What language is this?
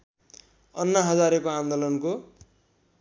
Nepali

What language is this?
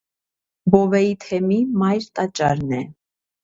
Armenian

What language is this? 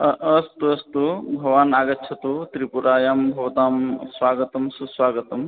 Sanskrit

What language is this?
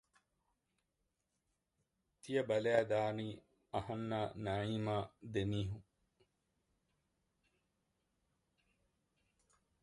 Divehi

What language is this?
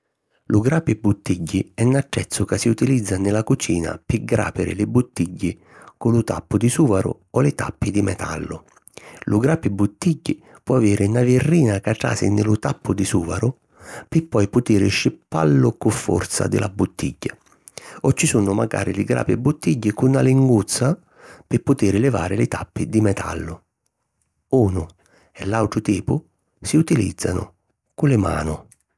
Sicilian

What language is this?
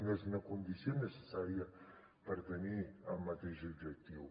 Catalan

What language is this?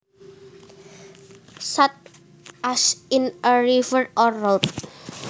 Javanese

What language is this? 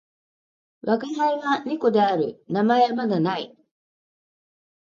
Japanese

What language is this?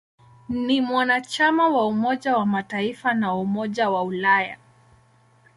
Swahili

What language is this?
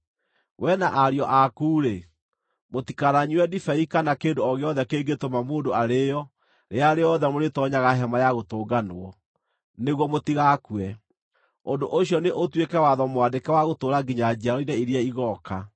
Kikuyu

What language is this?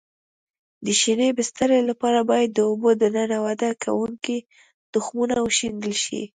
Pashto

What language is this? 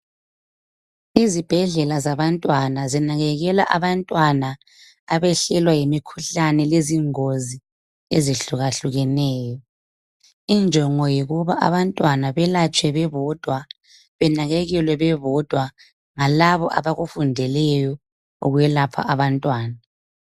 North Ndebele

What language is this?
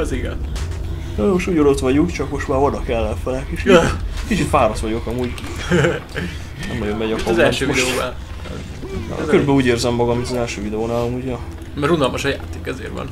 Hungarian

